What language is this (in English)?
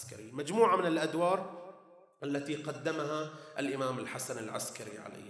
Arabic